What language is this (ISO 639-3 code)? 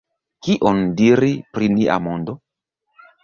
epo